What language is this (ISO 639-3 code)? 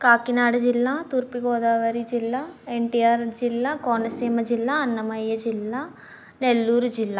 tel